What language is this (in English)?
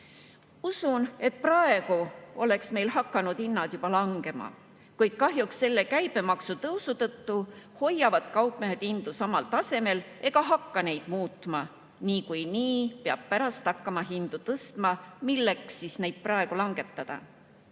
Estonian